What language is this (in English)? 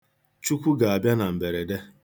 Igbo